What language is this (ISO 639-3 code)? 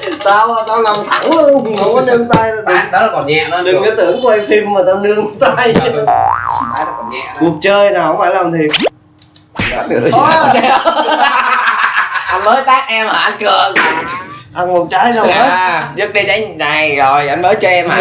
vie